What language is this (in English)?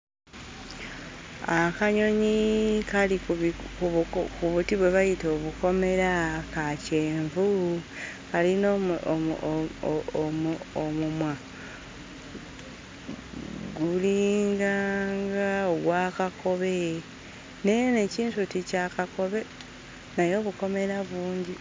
Ganda